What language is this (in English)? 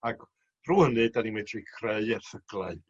Welsh